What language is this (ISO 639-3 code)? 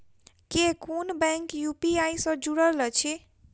mai